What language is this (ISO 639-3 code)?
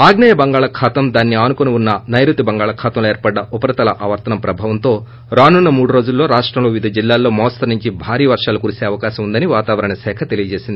tel